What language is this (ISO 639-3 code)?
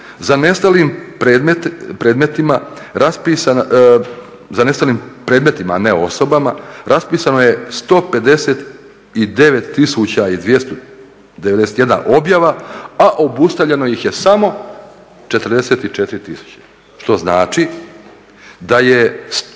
hrv